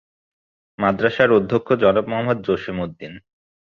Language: Bangla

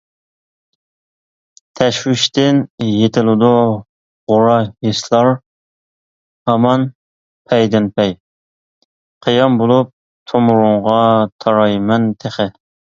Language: Uyghur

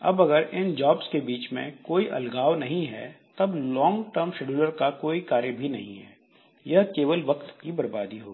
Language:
Hindi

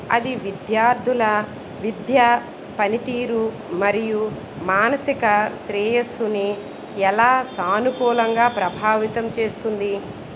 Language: Telugu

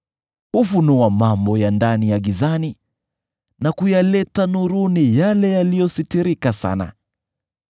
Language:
Swahili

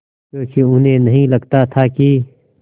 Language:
Hindi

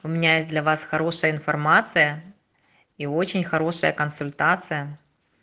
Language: Russian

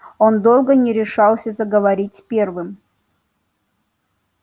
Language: Russian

